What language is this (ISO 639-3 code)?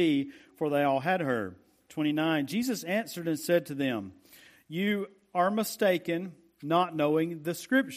eng